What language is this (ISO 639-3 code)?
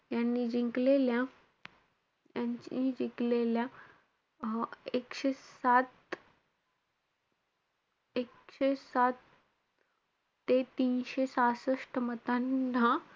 mar